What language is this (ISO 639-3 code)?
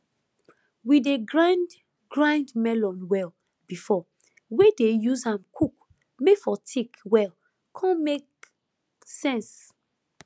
pcm